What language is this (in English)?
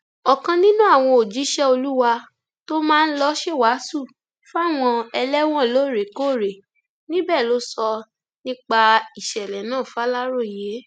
Yoruba